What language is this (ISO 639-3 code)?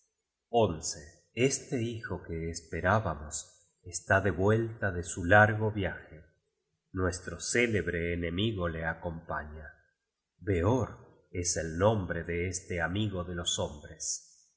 spa